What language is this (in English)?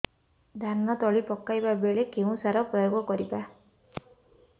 Odia